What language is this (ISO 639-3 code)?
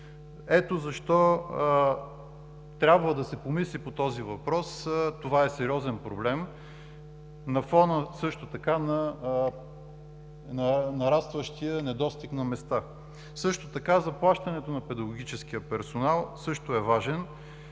bul